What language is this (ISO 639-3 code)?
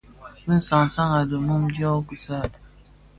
ksf